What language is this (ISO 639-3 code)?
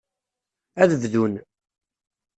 kab